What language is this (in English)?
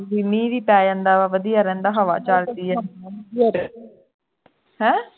Punjabi